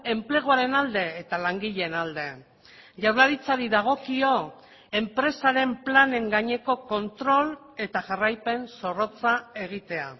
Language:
Basque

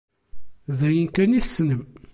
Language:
Kabyle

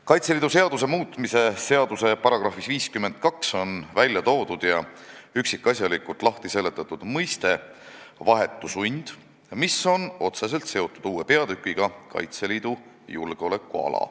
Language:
Estonian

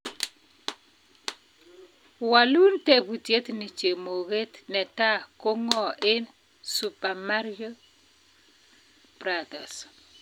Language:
Kalenjin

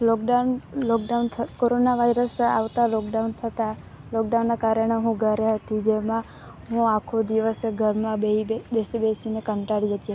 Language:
Gujarati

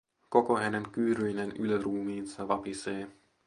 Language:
Finnish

